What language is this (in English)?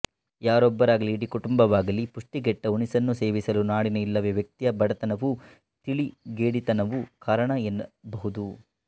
Kannada